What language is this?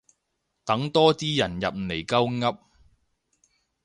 Cantonese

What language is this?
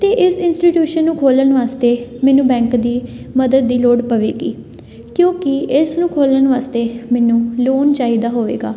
Punjabi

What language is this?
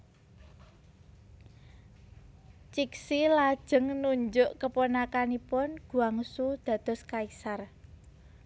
Javanese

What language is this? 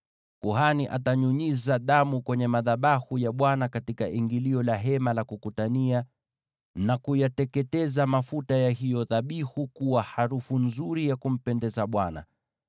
Swahili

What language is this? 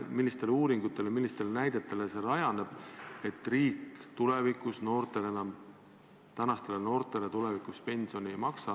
Estonian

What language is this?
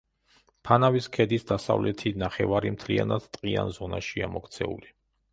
Georgian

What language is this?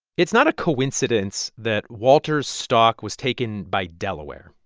English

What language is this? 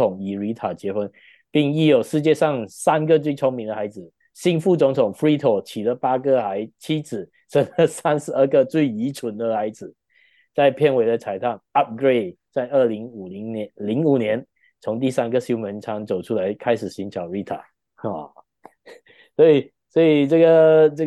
Chinese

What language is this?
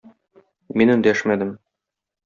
Tatar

